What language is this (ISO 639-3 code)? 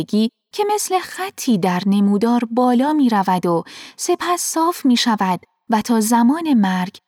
fas